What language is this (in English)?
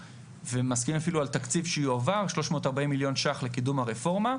Hebrew